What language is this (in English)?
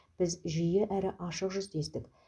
Kazakh